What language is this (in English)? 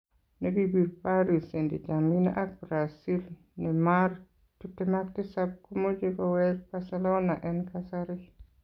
Kalenjin